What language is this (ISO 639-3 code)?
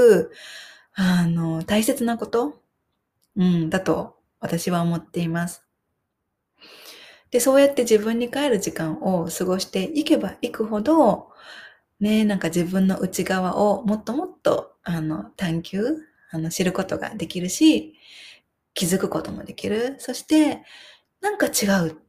jpn